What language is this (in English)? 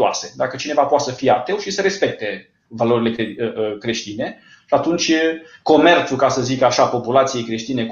Romanian